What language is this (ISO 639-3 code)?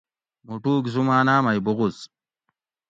gwc